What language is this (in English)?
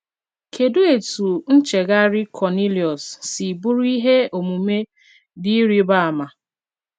Igbo